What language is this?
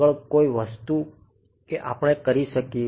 Gujarati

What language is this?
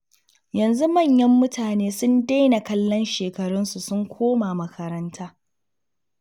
Hausa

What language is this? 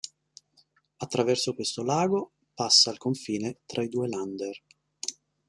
Italian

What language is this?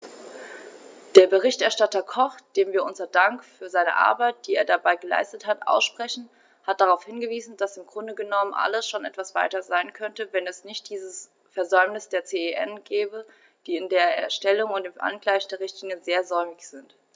German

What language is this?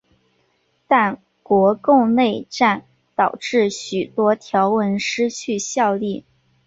Chinese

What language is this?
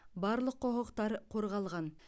Kazakh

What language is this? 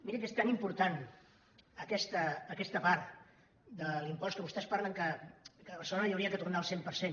Catalan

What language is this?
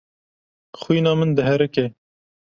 Kurdish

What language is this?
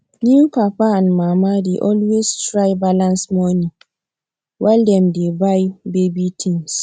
Nigerian Pidgin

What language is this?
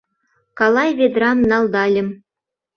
Mari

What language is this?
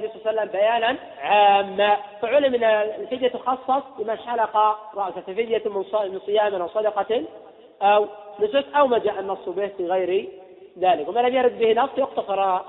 Arabic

